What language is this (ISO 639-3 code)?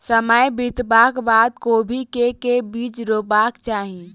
mai